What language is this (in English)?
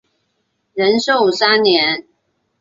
Chinese